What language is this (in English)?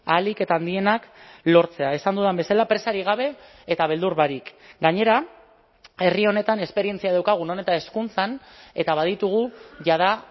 Basque